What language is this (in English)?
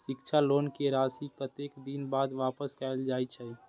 Maithili